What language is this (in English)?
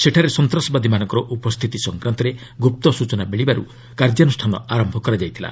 Odia